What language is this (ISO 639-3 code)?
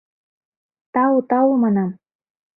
chm